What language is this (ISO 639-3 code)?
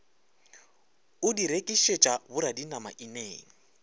nso